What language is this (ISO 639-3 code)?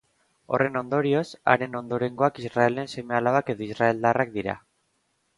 eus